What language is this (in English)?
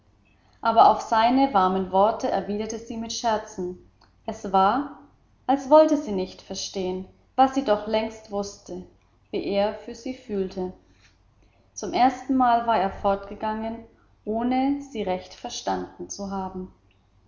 German